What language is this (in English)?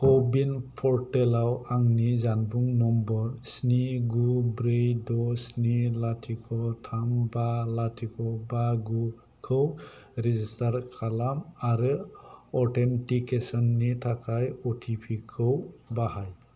Bodo